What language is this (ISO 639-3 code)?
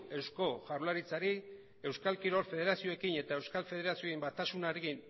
eus